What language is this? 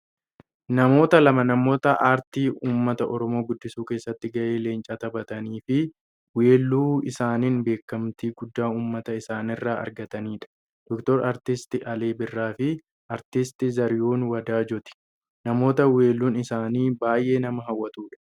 Oromo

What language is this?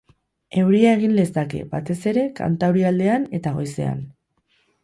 Basque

